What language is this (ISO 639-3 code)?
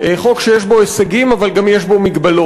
heb